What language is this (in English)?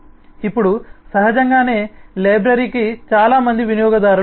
Telugu